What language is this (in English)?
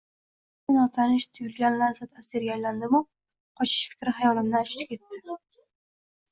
Uzbek